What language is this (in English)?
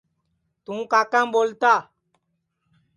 Sansi